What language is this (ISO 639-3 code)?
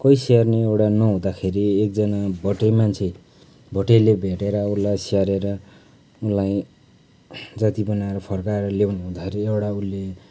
nep